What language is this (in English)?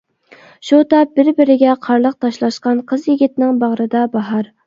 Uyghur